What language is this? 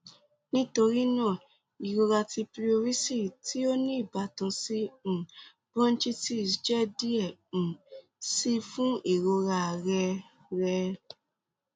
Yoruba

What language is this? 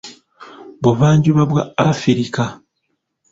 Ganda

